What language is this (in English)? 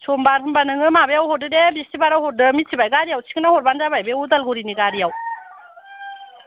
Bodo